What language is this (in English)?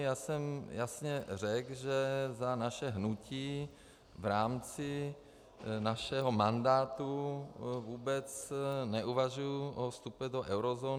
Czech